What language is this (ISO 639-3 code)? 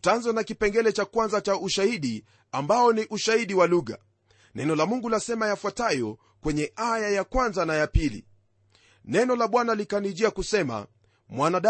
swa